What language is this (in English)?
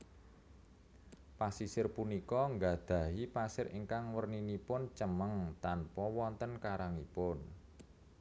Javanese